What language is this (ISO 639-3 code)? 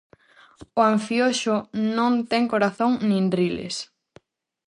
glg